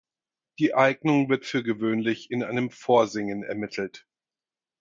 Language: German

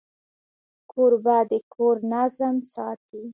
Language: Pashto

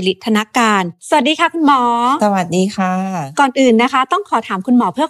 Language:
Thai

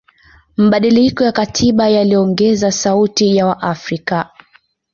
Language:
Swahili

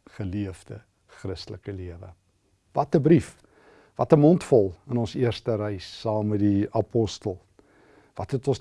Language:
Dutch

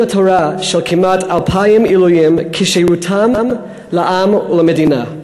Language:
Hebrew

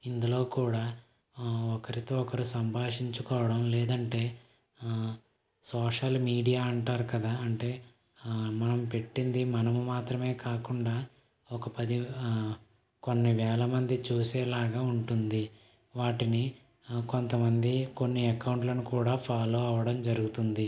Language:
Telugu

